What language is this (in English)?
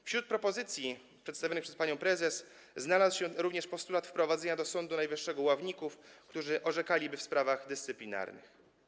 Polish